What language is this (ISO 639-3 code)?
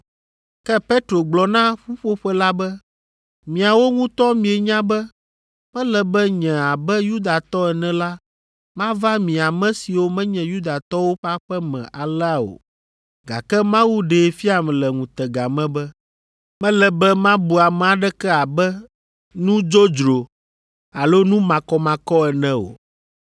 ewe